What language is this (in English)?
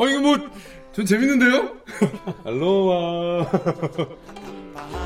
Korean